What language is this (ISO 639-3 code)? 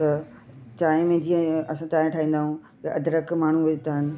snd